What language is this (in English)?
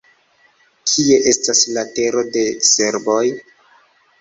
Esperanto